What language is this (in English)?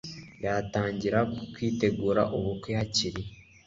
Kinyarwanda